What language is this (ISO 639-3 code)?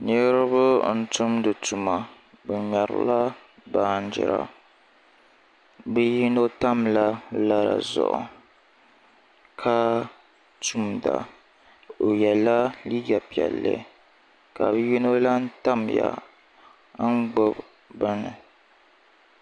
dag